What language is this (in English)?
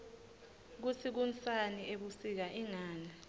Swati